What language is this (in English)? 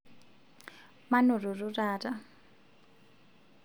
Masai